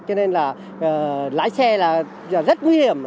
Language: Vietnamese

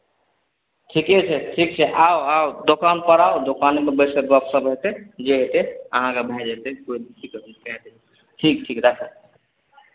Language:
Maithili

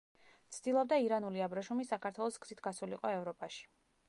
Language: Georgian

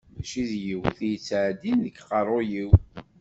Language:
Kabyle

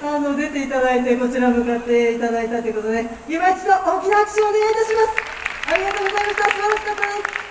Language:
Japanese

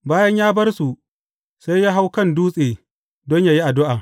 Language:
Hausa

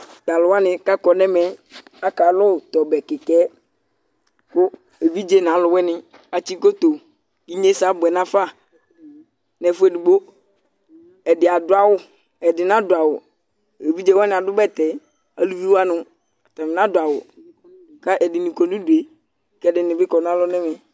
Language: Ikposo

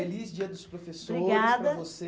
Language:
Portuguese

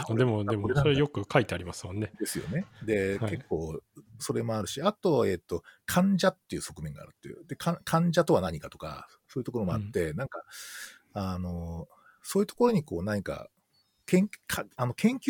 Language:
Japanese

